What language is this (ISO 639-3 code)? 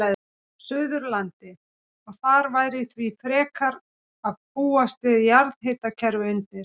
isl